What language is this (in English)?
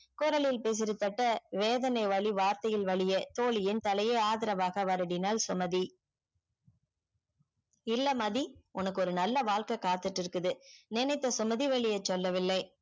Tamil